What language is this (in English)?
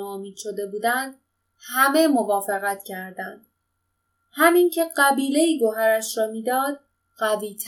Persian